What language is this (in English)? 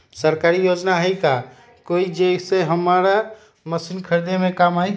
Magahi